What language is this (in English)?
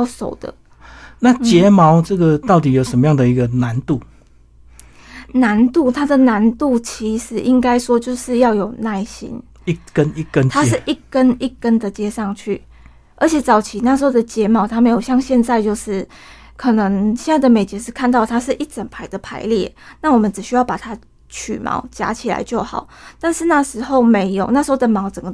Chinese